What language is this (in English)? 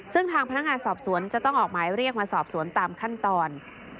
Thai